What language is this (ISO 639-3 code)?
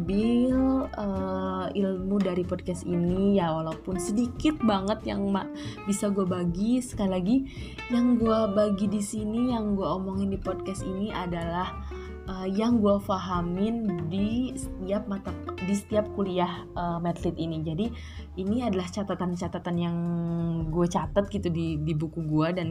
ind